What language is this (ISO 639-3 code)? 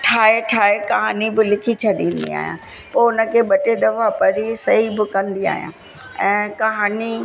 snd